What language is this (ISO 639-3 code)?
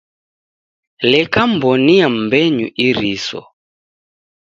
dav